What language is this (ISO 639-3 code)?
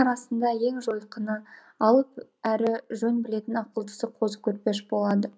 kaz